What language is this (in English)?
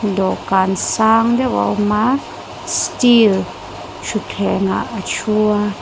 Mizo